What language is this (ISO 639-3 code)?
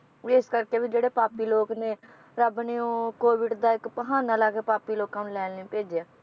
pan